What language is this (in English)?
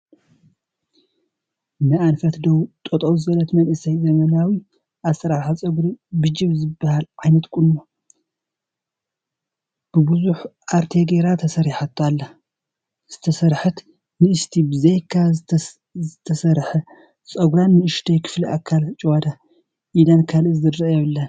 Tigrinya